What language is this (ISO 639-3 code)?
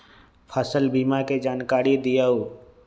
mag